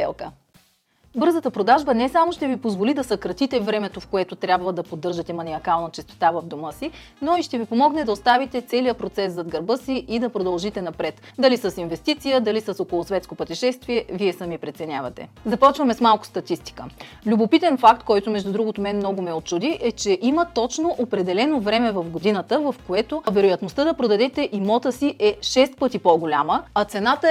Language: Bulgarian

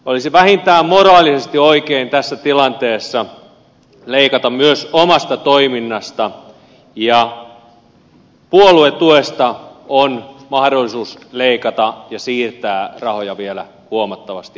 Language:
Finnish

